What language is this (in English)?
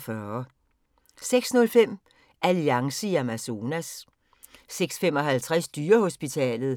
Danish